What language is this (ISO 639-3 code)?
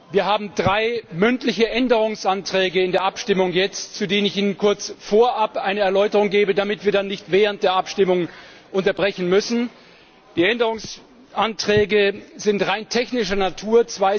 deu